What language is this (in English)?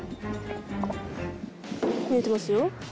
Japanese